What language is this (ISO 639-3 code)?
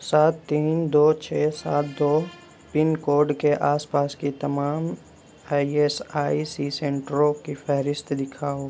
urd